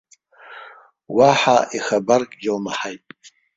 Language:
Abkhazian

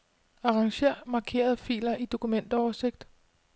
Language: Danish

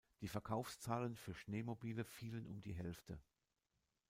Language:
German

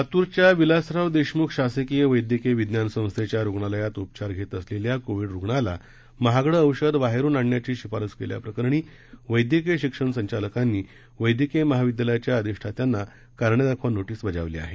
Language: Marathi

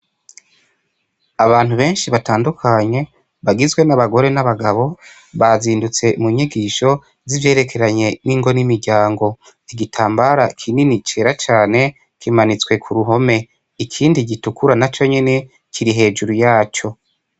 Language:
Rundi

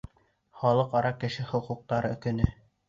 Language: Bashkir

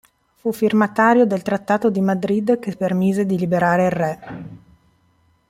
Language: Italian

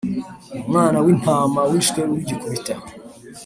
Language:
Kinyarwanda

